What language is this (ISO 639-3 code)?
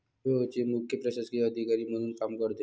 mar